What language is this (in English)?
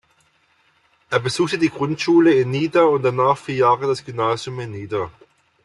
German